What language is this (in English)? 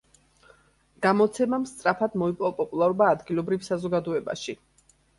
Georgian